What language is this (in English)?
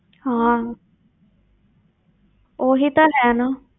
Punjabi